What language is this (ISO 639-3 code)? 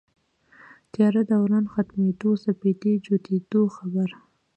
pus